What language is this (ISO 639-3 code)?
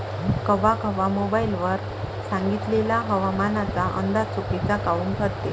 mar